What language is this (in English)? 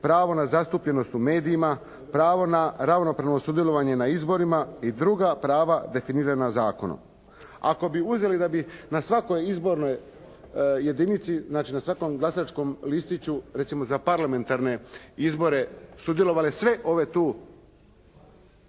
Croatian